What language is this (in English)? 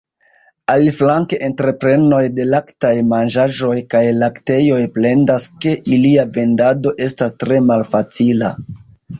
Esperanto